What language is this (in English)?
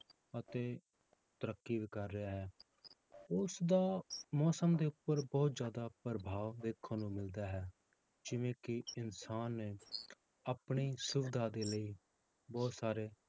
Punjabi